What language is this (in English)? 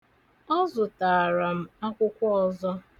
Igbo